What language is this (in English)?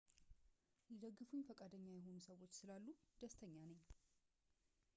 Amharic